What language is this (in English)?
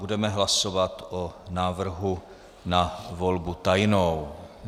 Czech